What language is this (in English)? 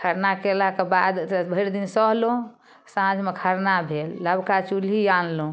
Maithili